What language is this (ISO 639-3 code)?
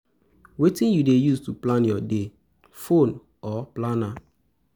pcm